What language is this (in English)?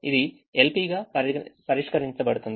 Telugu